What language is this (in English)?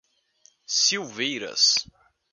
Portuguese